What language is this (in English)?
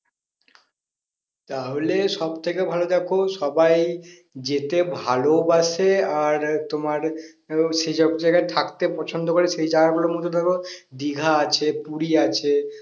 Bangla